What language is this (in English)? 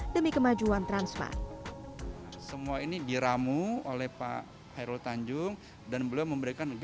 Indonesian